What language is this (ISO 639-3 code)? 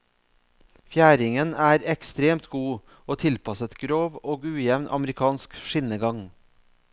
nor